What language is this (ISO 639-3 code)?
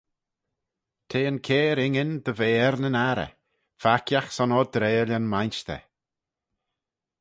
glv